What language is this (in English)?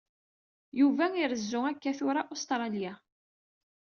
Kabyle